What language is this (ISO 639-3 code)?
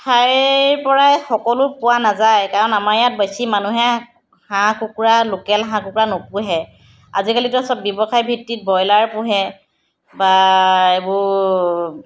asm